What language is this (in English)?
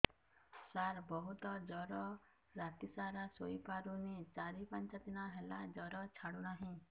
Odia